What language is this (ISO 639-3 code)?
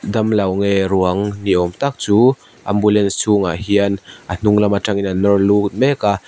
lus